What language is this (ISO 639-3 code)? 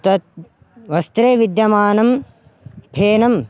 san